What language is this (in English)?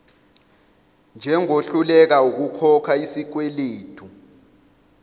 Zulu